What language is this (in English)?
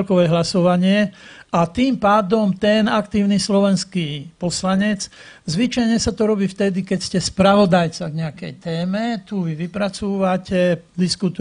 Slovak